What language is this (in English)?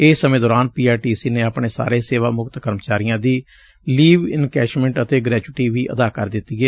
Punjabi